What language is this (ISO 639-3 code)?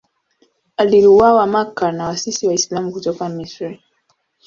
swa